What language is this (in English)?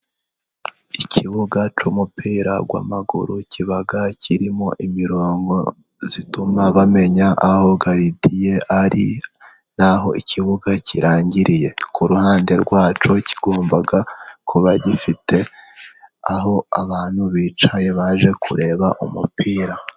Kinyarwanda